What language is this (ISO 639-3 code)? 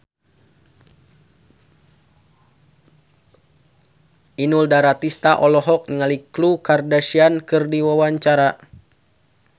sun